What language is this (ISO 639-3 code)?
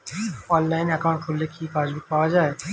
ben